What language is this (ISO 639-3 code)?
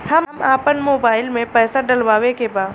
bho